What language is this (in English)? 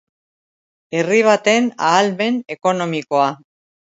Basque